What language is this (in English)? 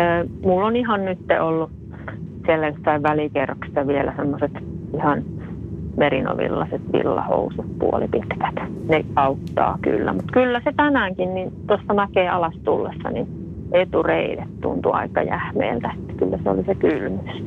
Finnish